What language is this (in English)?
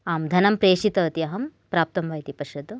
Sanskrit